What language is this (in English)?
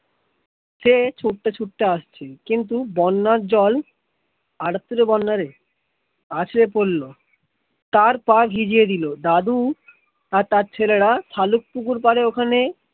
Bangla